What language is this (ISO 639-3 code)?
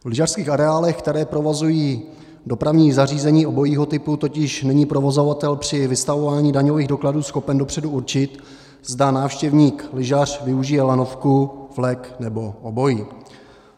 ces